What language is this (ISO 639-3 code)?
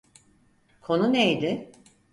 tur